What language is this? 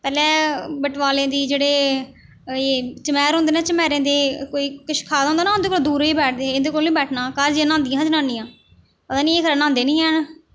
Dogri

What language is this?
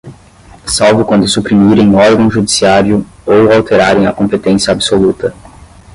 Portuguese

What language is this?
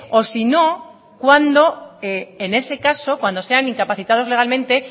Spanish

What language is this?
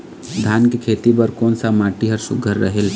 Chhattisgarhi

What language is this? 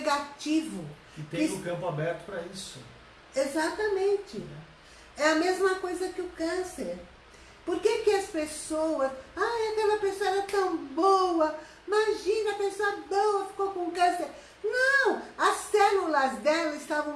Portuguese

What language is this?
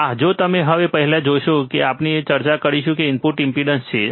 Gujarati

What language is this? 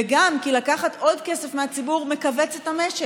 Hebrew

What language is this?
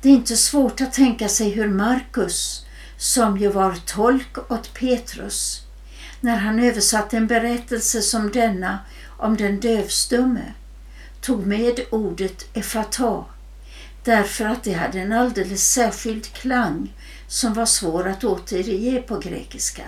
Swedish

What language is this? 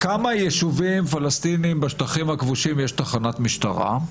Hebrew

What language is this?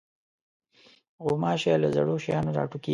Pashto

